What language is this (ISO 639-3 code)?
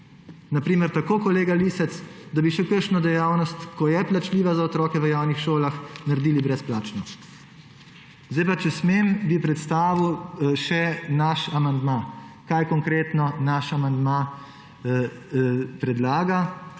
slv